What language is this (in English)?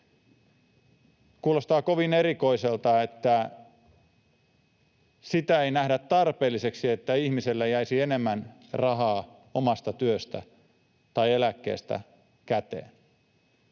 Finnish